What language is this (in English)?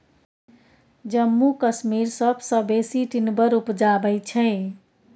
Maithili